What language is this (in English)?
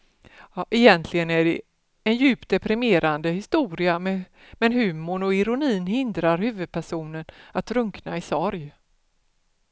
Swedish